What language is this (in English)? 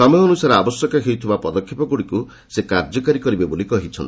Odia